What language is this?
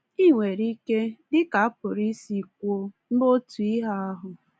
Igbo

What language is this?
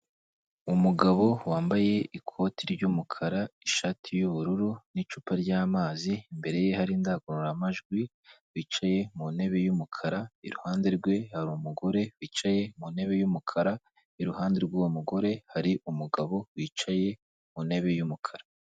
Kinyarwanda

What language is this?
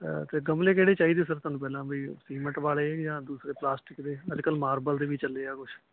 Punjabi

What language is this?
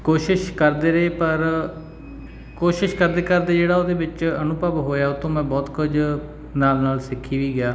Punjabi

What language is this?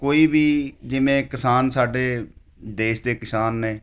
Punjabi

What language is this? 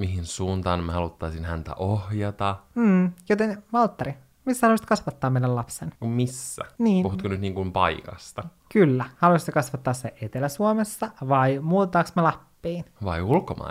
Finnish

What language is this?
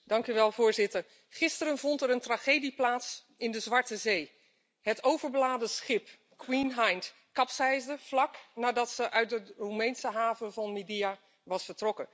Dutch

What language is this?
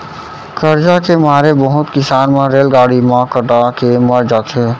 Chhattisgarhi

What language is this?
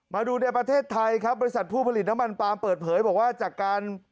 Thai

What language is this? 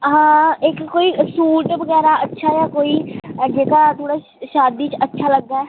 Dogri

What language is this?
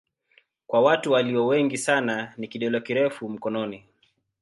Swahili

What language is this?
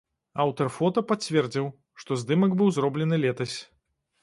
Belarusian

